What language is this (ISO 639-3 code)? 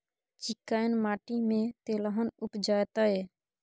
mai